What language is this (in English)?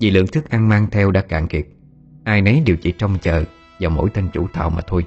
Vietnamese